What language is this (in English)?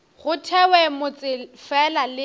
Northern Sotho